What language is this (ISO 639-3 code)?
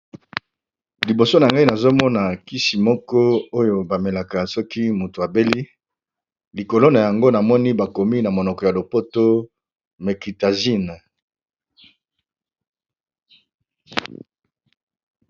lin